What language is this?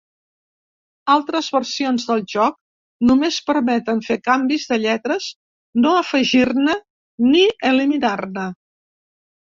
Catalan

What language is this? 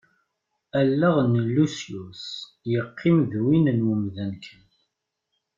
Kabyle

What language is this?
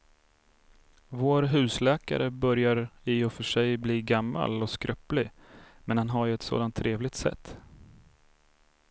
Swedish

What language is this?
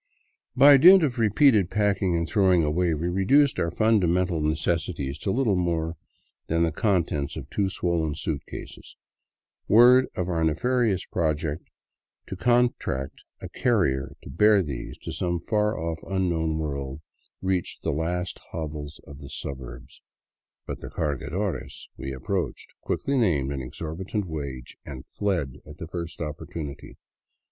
English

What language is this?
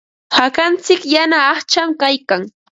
Ambo-Pasco Quechua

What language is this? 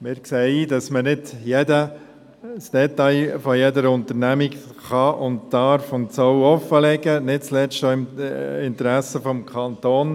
Swiss German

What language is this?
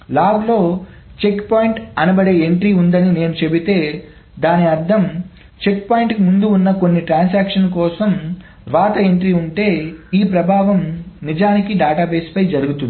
Telugu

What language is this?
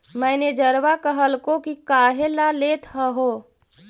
Magahi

